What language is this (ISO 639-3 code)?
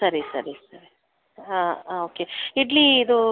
kan